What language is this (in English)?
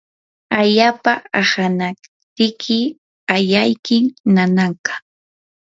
Yanahuanca Pasco Quechua